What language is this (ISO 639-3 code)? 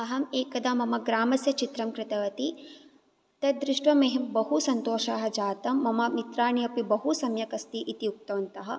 san